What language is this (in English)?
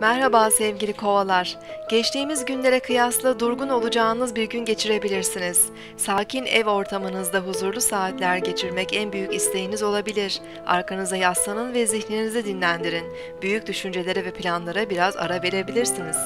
Turkish